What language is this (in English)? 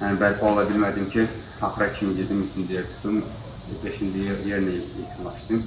Turkish